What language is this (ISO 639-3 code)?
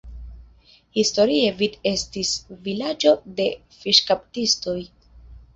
epo